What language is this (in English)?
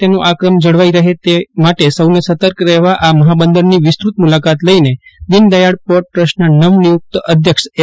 Gujarati